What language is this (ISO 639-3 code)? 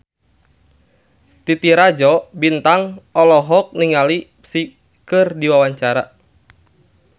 sun